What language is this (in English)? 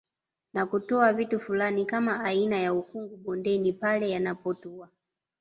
Swahili